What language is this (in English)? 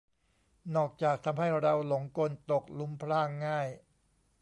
Thai